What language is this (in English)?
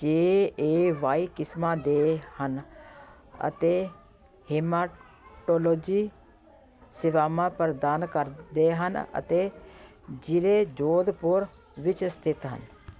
Punjabi